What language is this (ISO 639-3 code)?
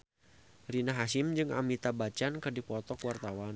sun